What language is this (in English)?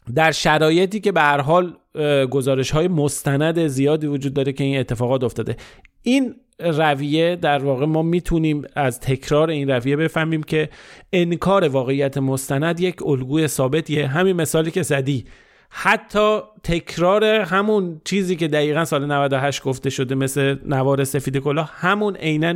Persian